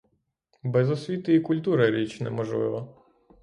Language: Ukrainian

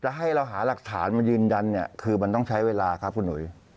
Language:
Thai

